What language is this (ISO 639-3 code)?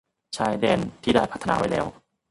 tha